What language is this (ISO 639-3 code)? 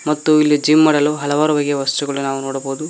kan